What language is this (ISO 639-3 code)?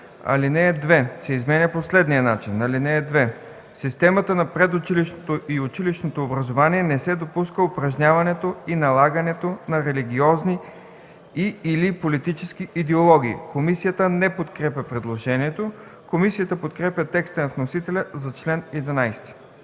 bul